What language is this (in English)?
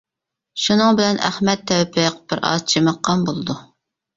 Uyghur